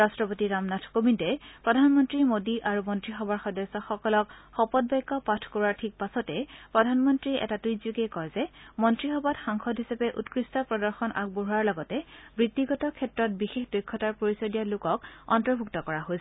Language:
Assamese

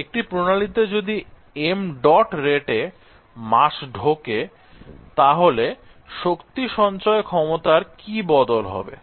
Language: Bangla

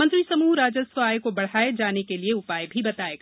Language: Hindi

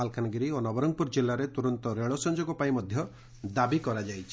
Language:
Odia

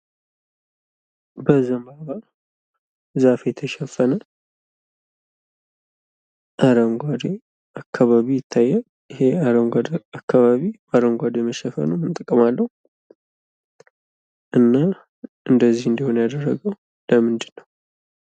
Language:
Amharic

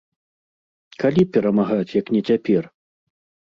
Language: Belarusian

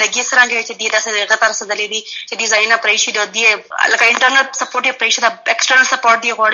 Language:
Urdu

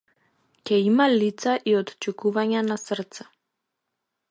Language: Macedonian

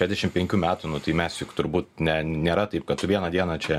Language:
Lithuanian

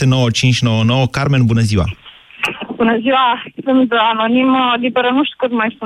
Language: Romanian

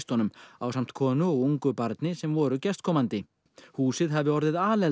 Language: Icelandic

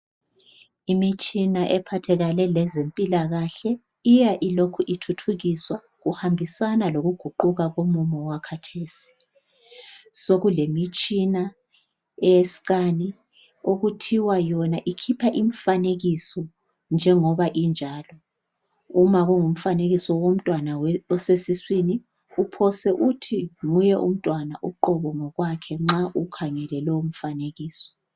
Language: North Ndebele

